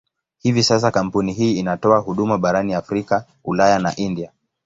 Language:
Swahili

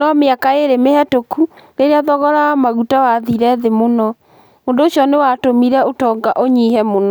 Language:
Kikuyu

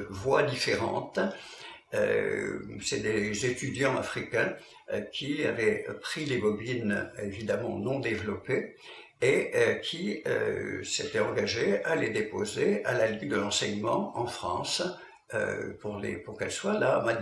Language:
French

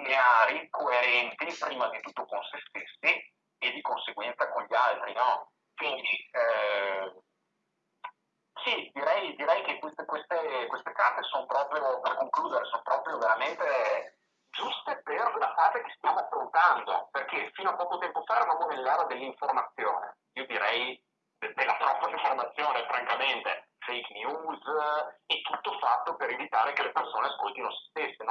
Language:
Italian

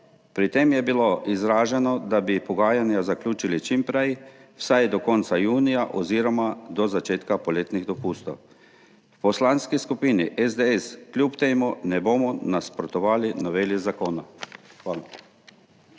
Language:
Slovenian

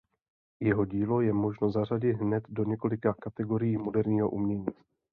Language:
Czech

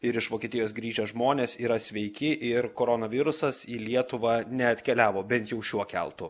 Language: Lithuanian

